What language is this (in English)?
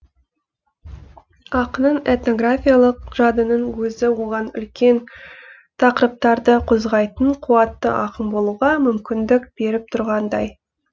Kazakh